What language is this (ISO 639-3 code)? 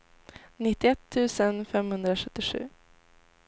swe